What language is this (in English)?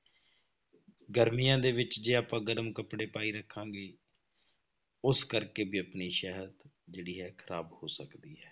Punjabi